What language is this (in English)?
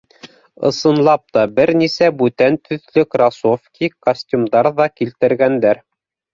Bashkir